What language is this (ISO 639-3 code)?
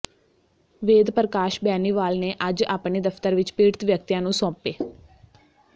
pan